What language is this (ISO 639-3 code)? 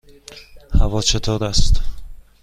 fas